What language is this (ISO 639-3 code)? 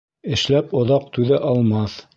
bak